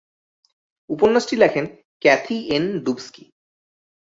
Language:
Bangla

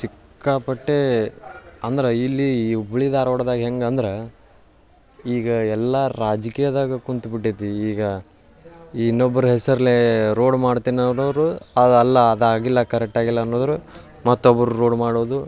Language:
Kannada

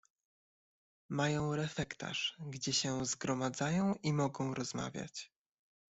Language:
Polish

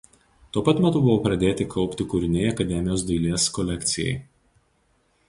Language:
Lithuanian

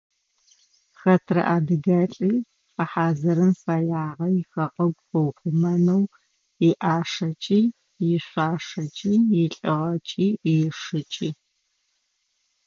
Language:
Adyghe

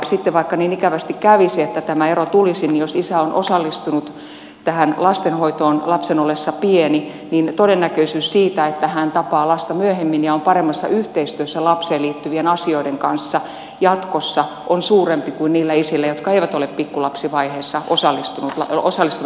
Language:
Finnish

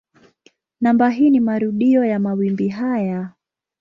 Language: Swahili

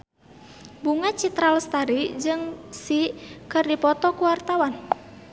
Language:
Sundanese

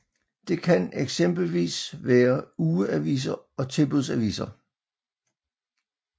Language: Danish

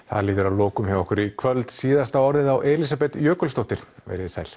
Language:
Icelandic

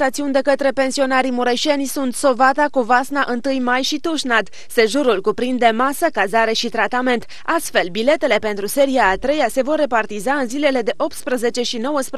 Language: Romanian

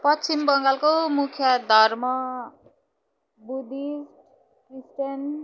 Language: Nepali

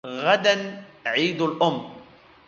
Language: Arabic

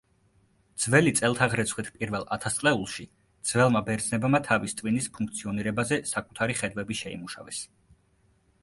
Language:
Georgian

